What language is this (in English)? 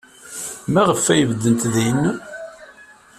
Kabyle